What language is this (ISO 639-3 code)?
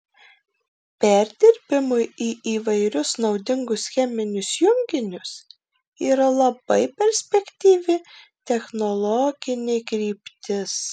lit